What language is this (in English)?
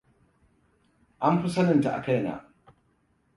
Hausa